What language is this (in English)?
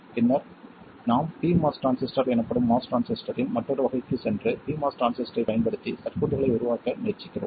Tamil